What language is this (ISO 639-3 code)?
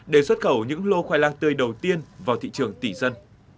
vie